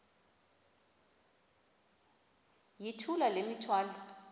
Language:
Xhosa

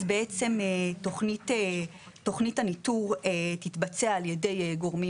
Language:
Hebrew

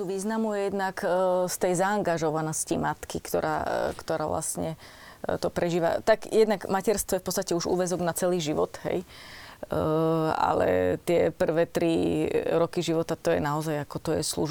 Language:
Slovak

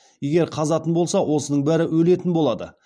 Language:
Kazakh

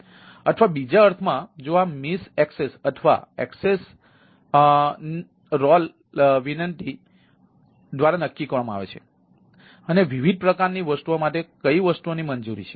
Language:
Gujarati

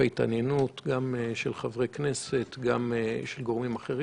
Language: Hebrew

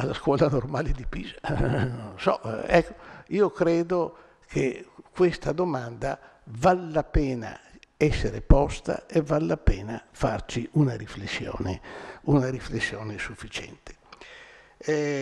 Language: Italian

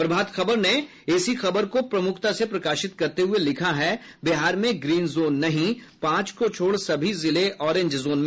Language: Hindi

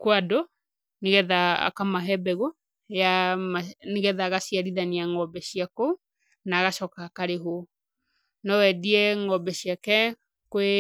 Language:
Kikuyu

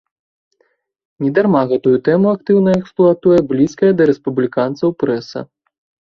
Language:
Belarusian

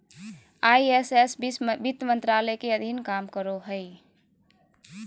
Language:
Magahi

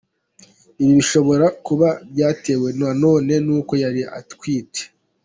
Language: Kinyarwanda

